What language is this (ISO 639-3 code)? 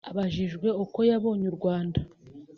kin